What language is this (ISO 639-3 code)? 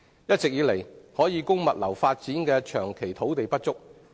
yue